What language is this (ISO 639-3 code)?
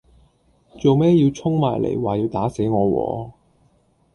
yue